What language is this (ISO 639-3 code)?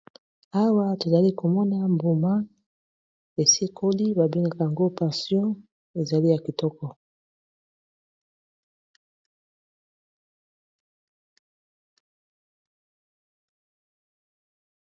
lin